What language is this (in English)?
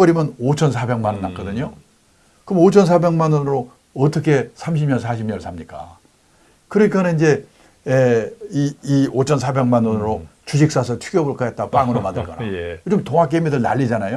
Korean